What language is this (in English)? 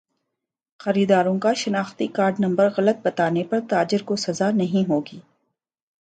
Urdu